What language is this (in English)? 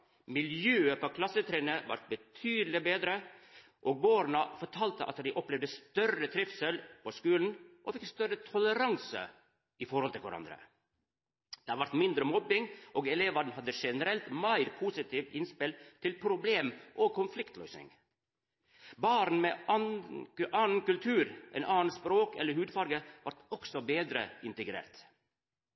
Norwegian Nynorsk